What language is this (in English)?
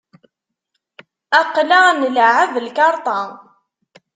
Kabyle